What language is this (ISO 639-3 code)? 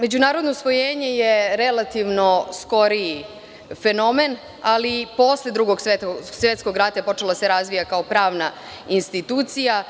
srp